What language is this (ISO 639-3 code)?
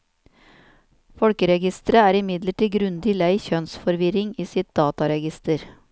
nor